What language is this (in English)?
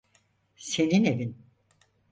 Turkish